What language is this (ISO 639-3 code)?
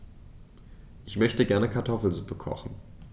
deu